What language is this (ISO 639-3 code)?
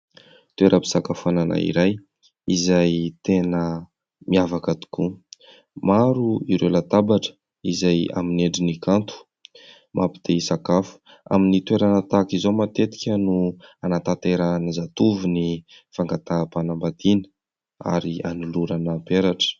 mlg